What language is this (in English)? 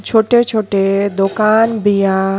Bhojpuri